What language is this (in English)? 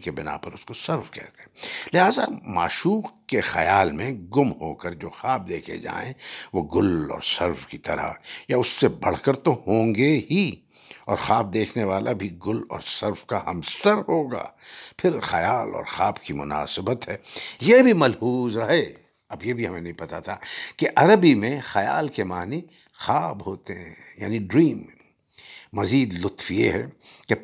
Urdu